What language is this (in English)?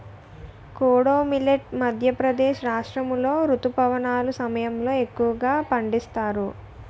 Telugu